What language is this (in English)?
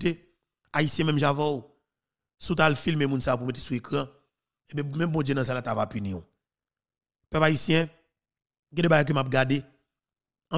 French